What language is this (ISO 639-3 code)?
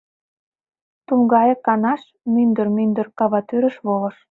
chm